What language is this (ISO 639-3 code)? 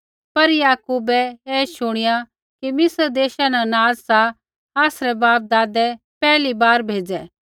kfx